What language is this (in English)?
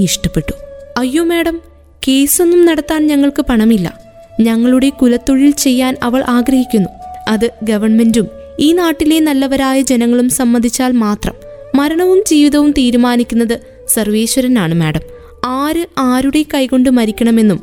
Malayalam